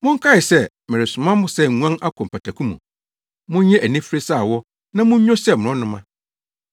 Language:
Akan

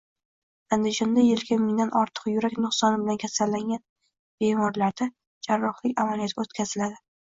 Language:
Uzbek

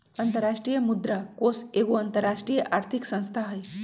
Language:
Magahi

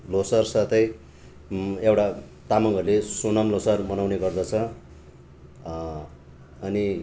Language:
Nepali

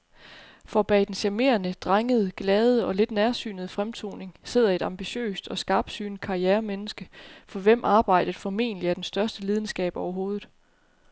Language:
Danish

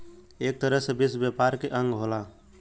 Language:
Bhojpuri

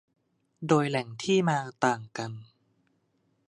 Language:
Thai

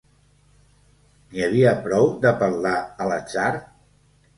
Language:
Catalan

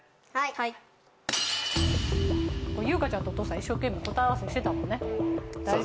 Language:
Japanese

